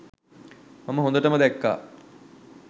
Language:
Sinhala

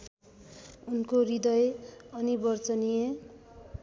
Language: Nepali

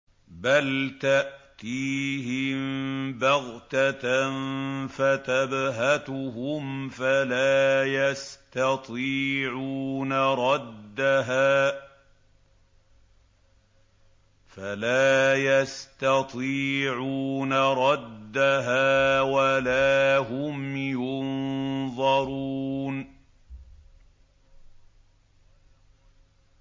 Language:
Arabic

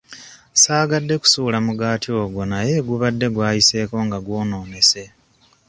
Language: Ganda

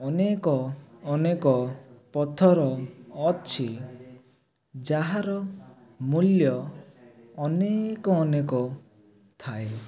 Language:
Odia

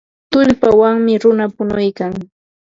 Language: Ambo-Pasco Quechua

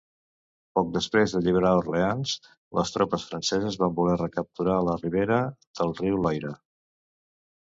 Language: Catalan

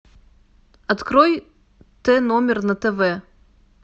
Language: Russian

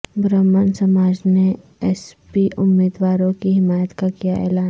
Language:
Urdu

